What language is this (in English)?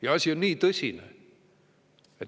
Estonian